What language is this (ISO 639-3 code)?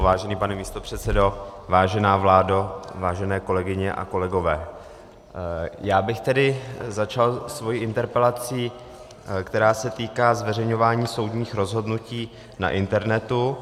ces